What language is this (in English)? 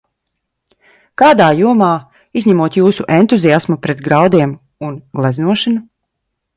Latvian